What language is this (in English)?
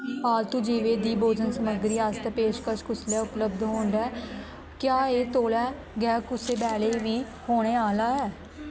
Dogri